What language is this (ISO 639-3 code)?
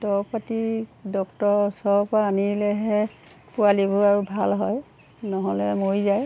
asm